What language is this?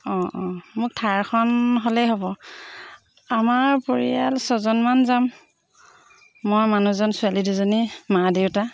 Assamese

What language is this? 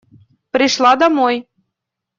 Russian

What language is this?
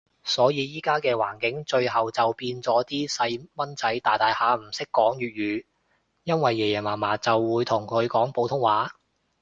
Cantonese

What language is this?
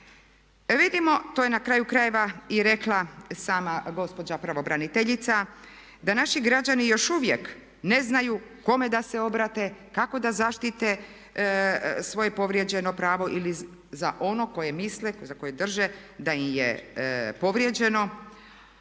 Croatian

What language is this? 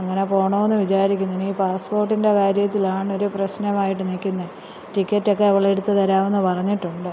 Malayalam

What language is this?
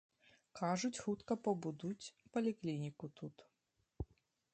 Belarusian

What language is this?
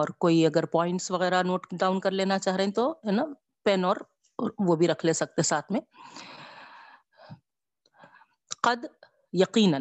Urdu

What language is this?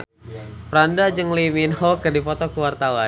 Sundanese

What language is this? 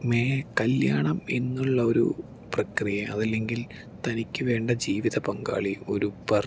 Malayalam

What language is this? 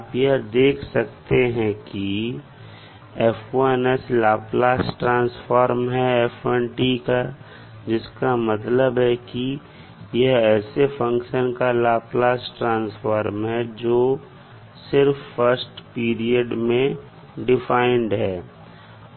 Hindi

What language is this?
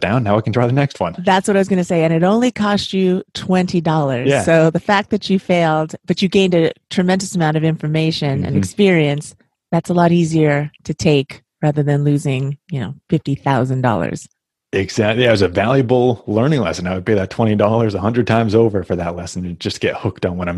English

